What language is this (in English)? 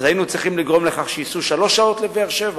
Hebrew